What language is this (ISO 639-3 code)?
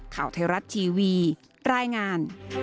tha